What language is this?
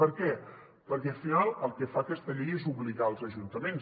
Catalan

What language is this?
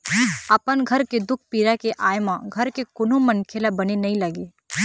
Chhattisgarhi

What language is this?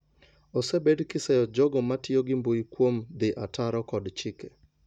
Luo (Kenya and Tanzania)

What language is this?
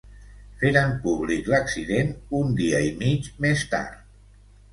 Catalan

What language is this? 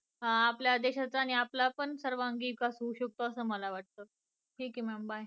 Marathi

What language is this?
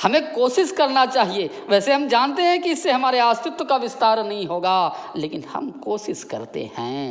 Hindi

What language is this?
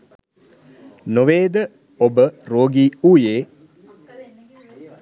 Sinhala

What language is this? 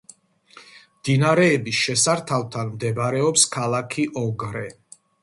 Georgian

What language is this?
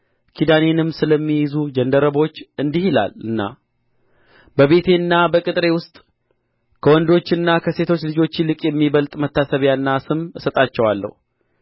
Amharic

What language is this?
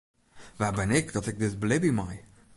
Western Frisian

